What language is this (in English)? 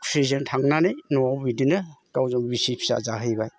Bodo